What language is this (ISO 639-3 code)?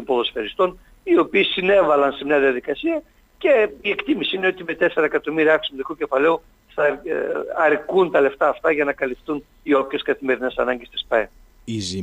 ell